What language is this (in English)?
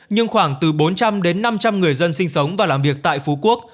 Vietnamese